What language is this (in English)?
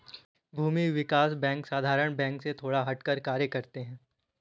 Hindi